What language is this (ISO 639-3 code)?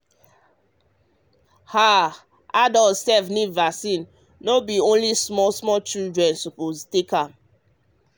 pcm